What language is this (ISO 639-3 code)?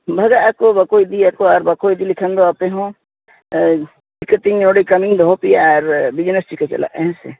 sat